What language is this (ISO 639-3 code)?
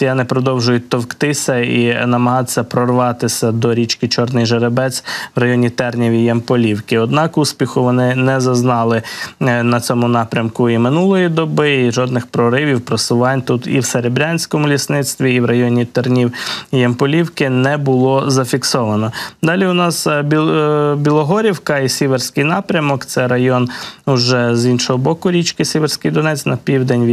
ukr